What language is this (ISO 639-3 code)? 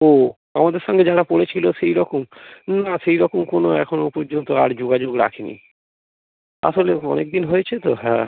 ben